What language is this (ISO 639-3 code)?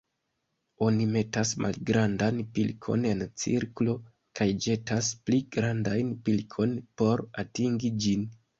epo